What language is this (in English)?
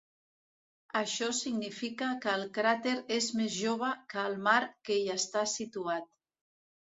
Catalan